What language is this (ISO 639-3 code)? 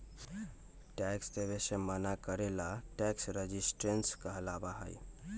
mag